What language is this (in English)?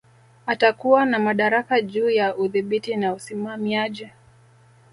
Swahili